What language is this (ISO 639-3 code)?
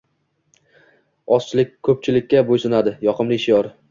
uzb